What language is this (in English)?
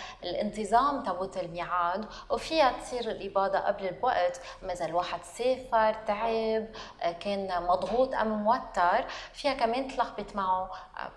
Arabic